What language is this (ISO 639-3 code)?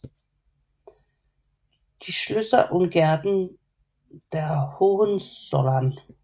dan